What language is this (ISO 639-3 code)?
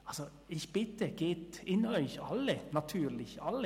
gsw